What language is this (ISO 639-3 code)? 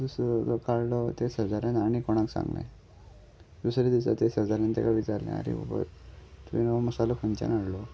kok